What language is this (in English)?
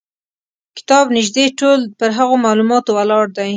Pashto